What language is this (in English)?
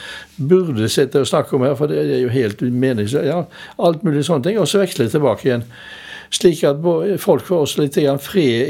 English